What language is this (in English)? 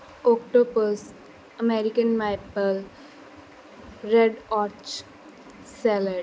Punjabi